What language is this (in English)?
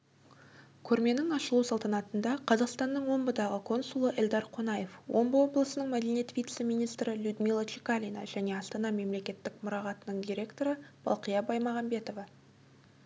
Kazakh